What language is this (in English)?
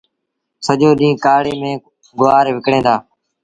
Sindhi Bhil